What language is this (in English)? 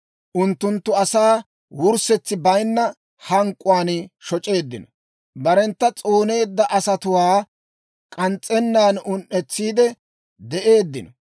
Dawro